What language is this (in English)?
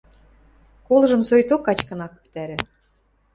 Western Mari